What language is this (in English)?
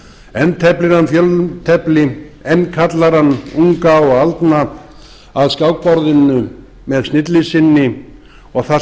Icelandic